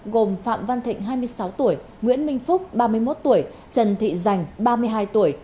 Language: Vietnamese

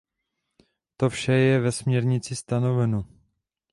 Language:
Czech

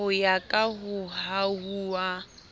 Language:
Southern Sotho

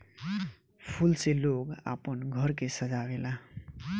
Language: Bhojpuri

